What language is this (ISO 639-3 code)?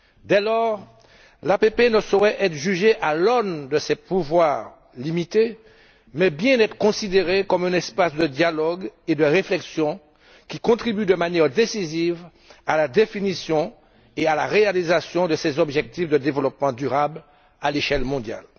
fra